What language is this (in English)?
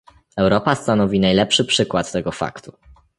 Polish